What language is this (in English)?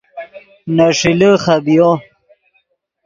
Yidgha